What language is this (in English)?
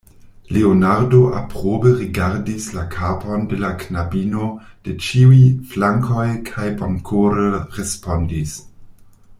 Esperanto